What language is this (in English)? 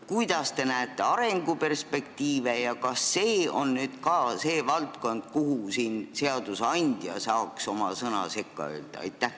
Estonian